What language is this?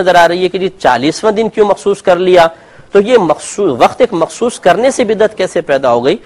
Hindi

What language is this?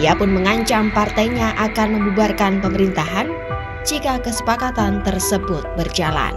Indonesian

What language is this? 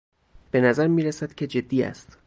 Persian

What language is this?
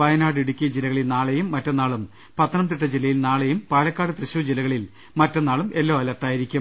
Malayalam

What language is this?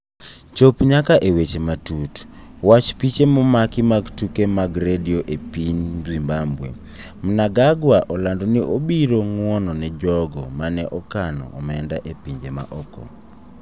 Luo (Kenya and Tanzania)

